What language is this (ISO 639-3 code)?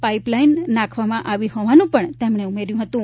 guj